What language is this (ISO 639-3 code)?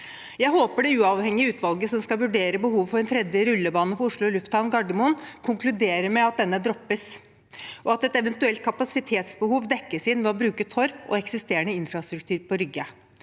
nor